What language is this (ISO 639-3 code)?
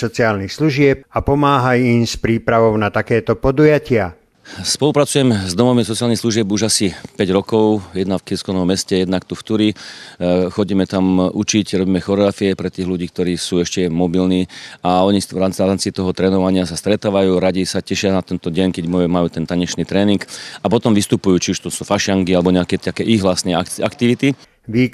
ces